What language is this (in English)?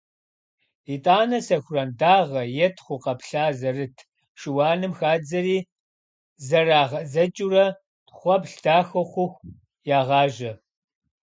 Kabardian